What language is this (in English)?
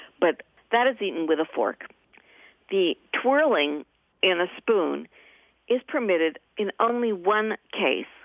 English